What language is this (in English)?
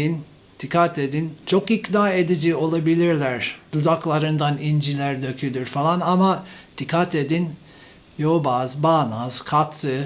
Turkish